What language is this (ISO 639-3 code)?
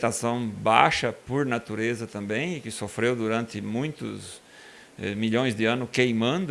por